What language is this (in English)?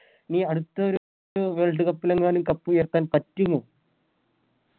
Malayalam